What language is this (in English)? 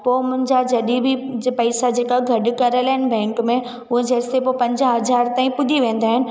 Sindhi